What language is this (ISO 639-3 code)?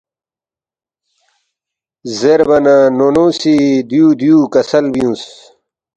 bft